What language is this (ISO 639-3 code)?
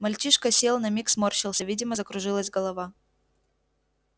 rus